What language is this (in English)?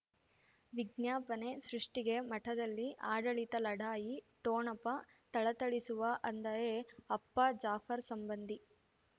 Kannada